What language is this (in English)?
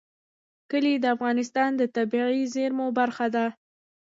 Pashto